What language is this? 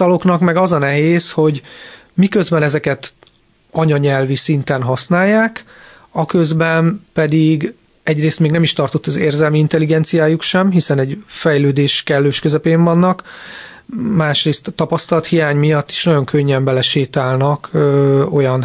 Hungarian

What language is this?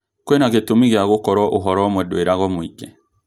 Kikuyu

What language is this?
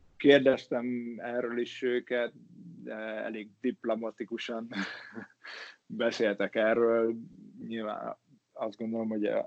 Hungarian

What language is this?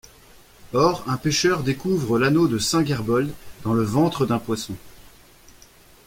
French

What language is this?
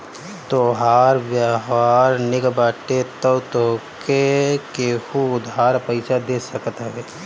Bhojpuri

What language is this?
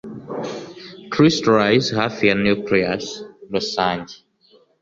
Kinyarwanda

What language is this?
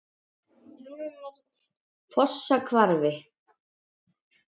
Icelandic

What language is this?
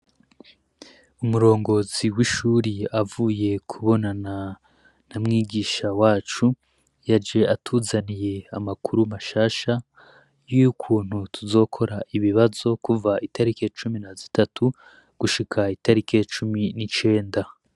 Rundi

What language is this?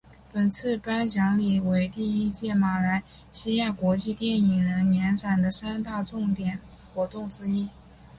Chinese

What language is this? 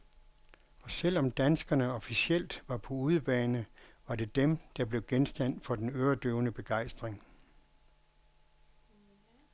Danish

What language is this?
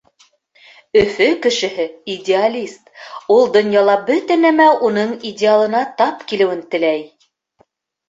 Bashkir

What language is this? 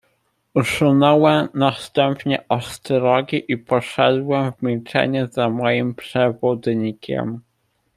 Polish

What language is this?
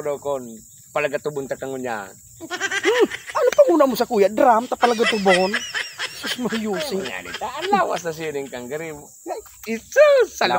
Filipino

